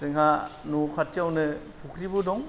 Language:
Bodo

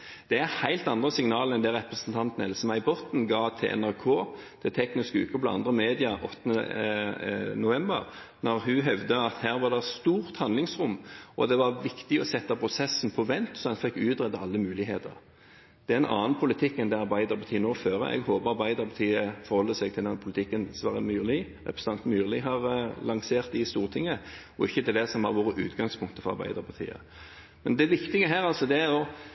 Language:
Norwegian Bokmål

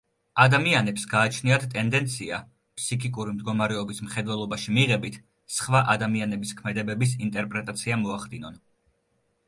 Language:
Georgian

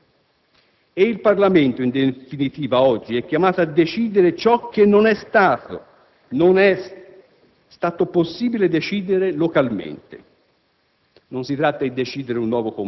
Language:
Italian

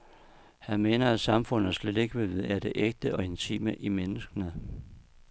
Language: Danish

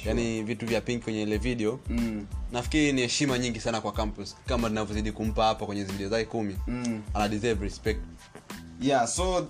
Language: Swahili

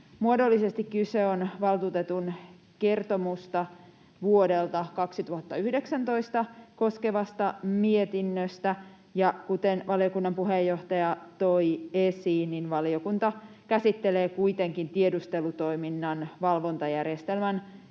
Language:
Finnish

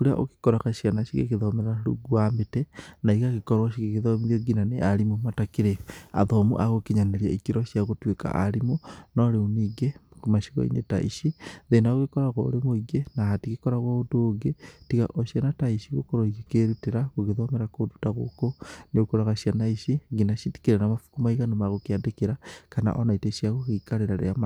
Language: Kikuyu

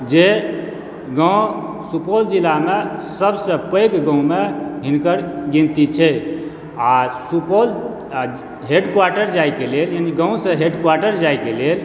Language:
Maithili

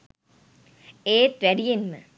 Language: Sinhala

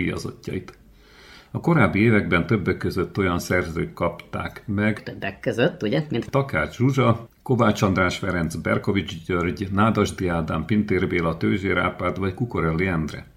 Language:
Hungarian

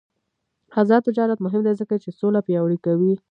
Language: Pashto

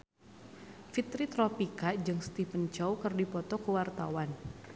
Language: Sundanese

